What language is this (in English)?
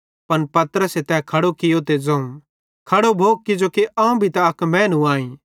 Bhadrawahi